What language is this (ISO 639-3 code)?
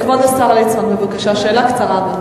heb